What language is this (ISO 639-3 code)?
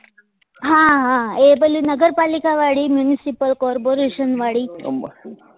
guj